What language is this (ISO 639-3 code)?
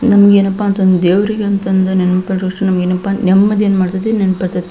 kan